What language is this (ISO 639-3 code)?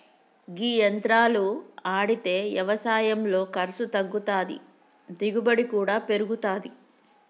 tel